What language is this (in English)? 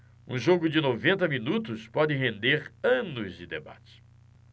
Portuguese